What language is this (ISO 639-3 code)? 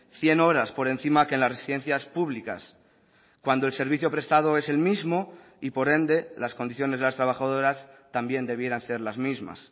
spa